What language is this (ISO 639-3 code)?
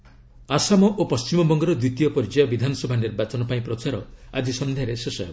ori